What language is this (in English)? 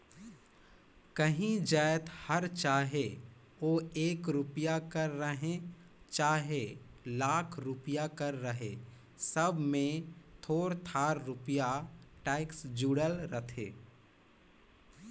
Chhattisgarhi